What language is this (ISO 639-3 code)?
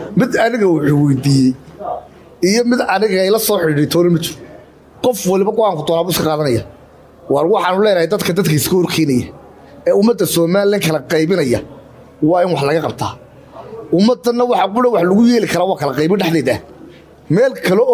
ara